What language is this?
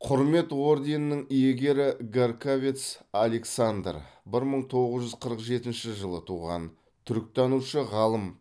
Kazakh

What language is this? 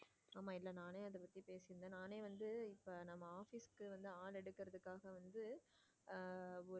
Tamil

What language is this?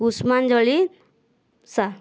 Odia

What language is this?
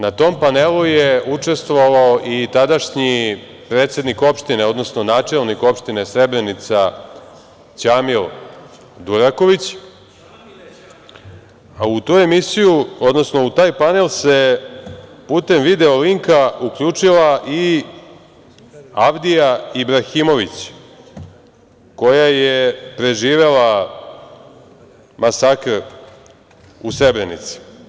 Serbian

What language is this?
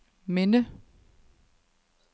Danish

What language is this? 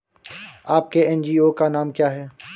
Hindi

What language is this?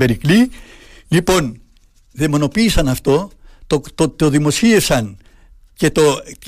Greek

